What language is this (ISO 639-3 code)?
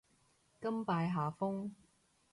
yue